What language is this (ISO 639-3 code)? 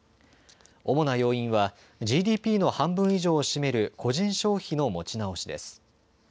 jpn